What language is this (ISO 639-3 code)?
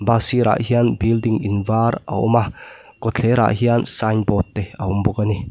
lus